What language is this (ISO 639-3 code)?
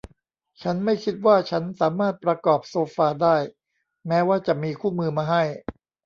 tha